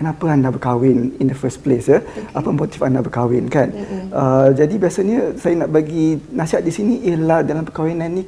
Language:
Malay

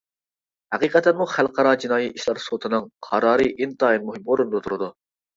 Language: Uyghur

